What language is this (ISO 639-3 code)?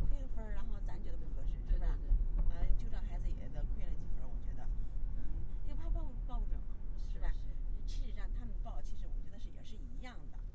zho